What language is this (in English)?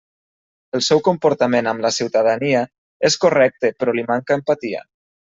Catalan